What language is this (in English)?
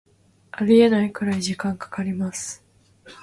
Japanese